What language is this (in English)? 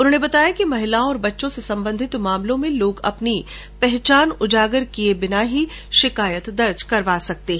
Hindi